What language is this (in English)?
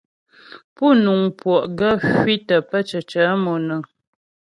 Ghomala